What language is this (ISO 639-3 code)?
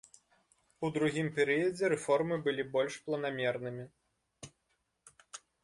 bel